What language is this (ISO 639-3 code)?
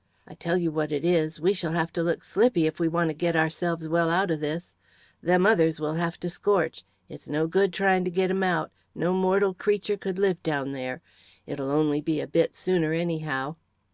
eng